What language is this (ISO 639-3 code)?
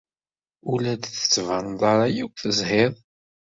kab